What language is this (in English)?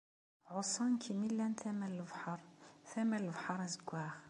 Kabyle